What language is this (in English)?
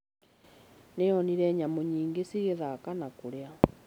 Kikuyu